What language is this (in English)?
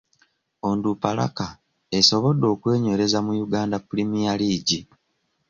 Ganda